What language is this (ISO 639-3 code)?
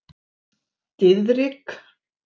isl